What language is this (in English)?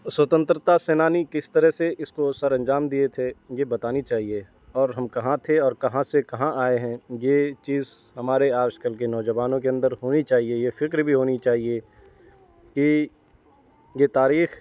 Urdu